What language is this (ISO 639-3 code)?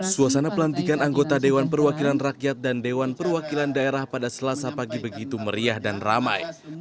ind